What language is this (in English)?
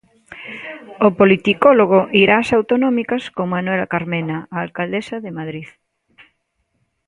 Galician